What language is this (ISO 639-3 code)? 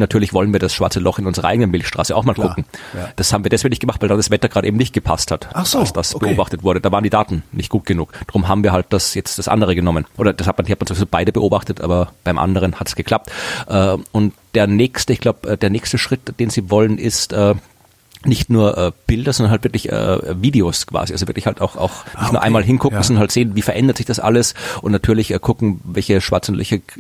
deu